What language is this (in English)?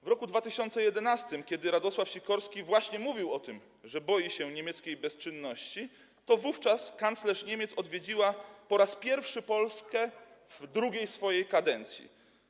Polish